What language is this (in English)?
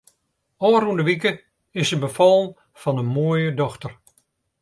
Western Frisian